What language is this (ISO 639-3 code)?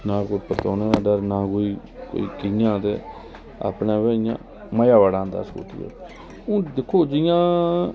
doi